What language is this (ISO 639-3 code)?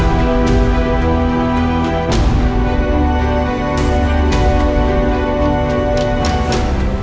ind